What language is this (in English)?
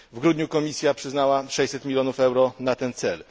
Polish